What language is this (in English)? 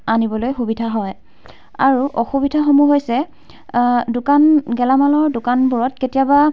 Assamese